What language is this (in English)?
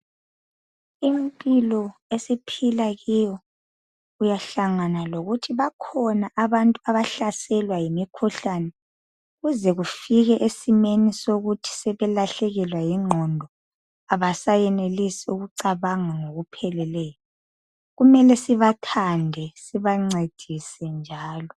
North Ndebele